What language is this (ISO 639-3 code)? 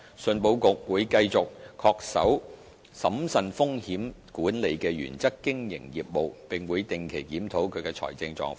yue